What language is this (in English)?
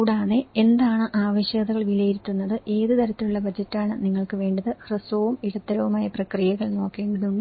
Malayalam